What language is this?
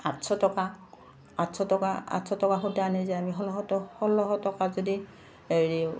Assamese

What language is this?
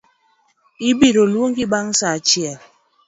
Luo (Kenya and Tanzania)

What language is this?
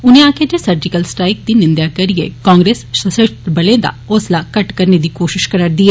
Dogri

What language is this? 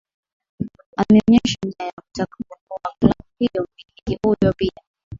Swahili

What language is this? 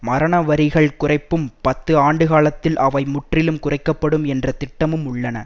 Tamil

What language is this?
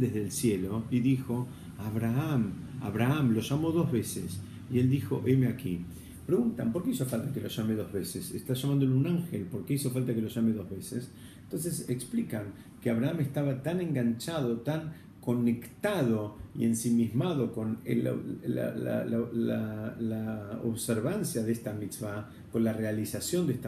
Spanish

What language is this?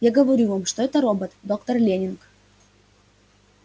Russian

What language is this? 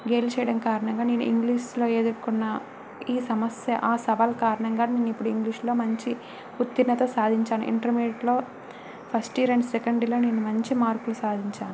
Telugu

